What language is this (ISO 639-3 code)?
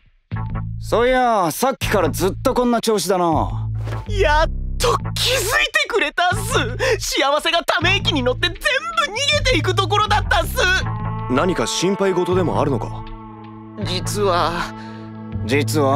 jpn